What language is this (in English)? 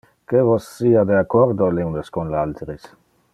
Interlingua